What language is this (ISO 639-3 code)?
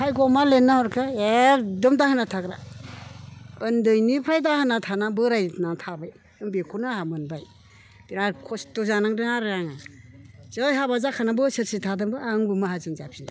brx